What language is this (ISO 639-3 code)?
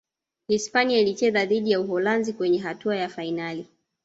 swa